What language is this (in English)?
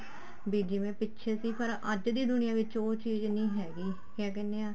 Punjabi